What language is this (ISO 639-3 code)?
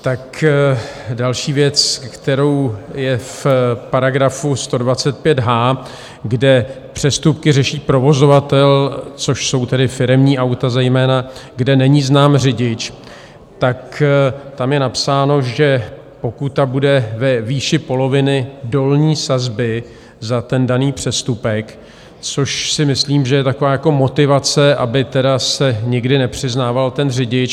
ces